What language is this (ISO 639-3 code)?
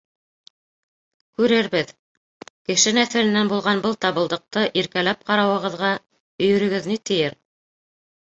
bak